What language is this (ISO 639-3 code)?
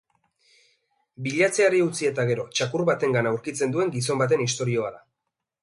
eus